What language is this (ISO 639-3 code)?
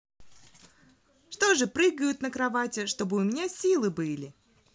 rus